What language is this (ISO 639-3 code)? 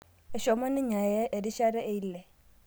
mas